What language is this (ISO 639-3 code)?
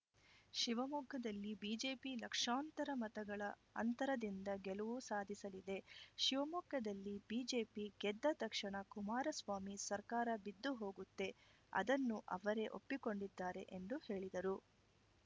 kan